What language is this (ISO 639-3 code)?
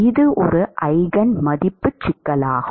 tam